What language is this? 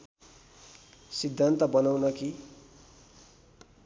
Nepali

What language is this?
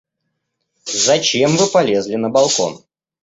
Russian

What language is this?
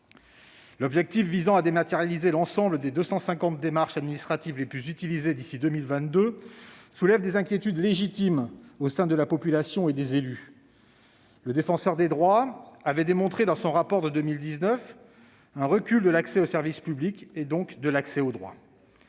French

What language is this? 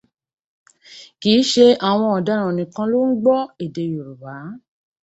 Yoruba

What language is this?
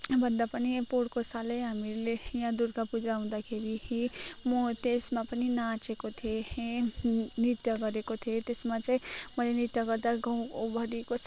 Nepali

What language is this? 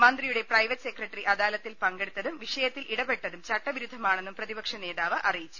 Malayalam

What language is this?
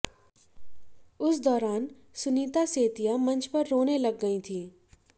Hindi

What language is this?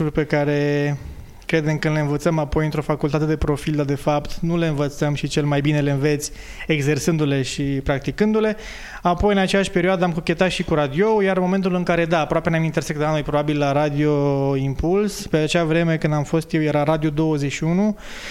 Romanian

